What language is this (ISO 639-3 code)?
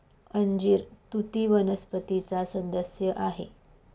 mar